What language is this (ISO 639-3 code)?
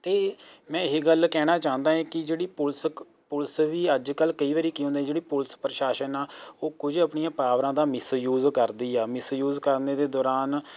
pan